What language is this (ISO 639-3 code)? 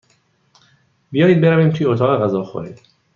fas